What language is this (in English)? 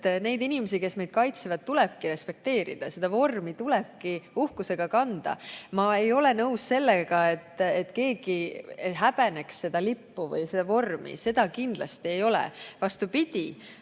Estonian